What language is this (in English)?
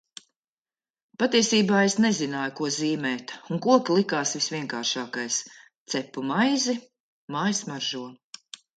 Latvian